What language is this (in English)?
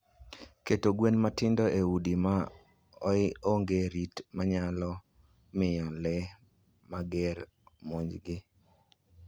Luo (Kenya and Tanzania)